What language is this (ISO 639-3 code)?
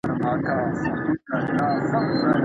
pus